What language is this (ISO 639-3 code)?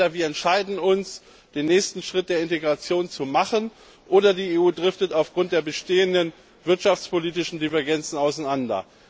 deu